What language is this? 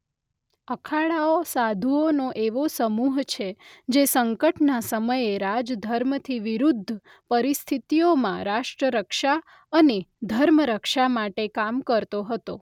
Gujarati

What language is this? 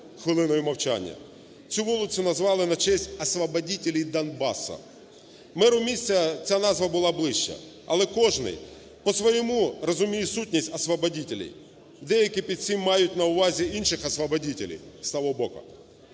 Ukrainian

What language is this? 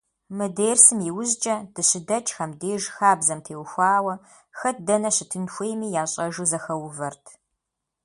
Kabardian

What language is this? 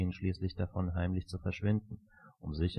German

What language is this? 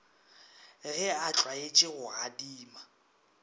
Northern Sotho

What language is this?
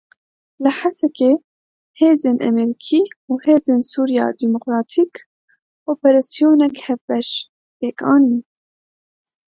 Kurdish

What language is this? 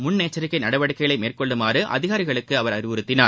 Tamil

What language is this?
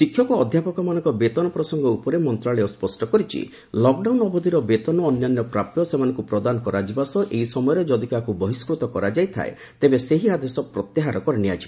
Odia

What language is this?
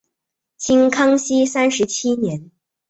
Chinese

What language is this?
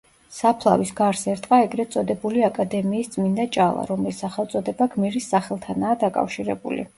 Georgian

